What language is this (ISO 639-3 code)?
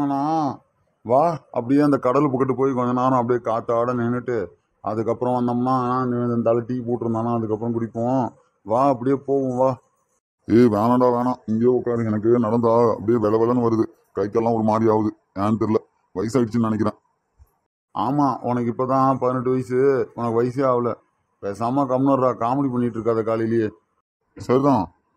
tam